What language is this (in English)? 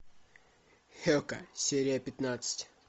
Russian